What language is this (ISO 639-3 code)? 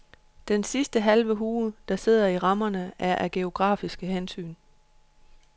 dan